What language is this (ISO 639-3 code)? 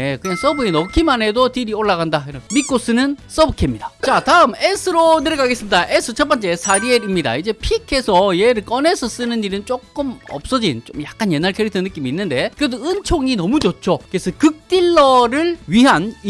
kor